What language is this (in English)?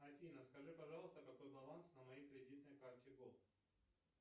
Russian